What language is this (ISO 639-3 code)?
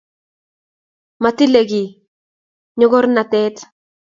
kln